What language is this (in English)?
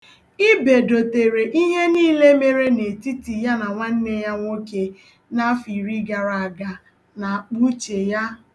Igbo